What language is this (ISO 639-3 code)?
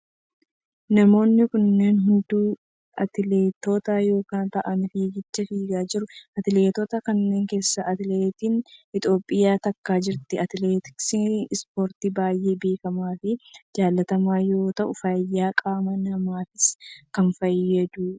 orm